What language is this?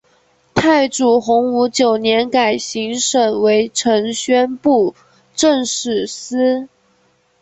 Chinese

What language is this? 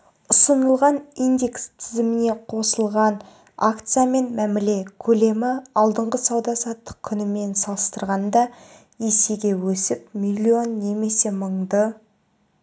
Kazakh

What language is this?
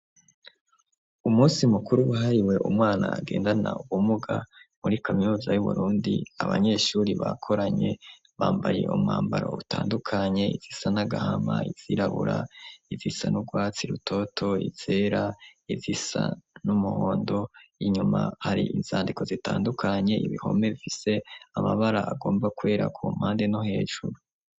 Rundi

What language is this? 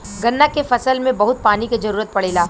Bhojpuri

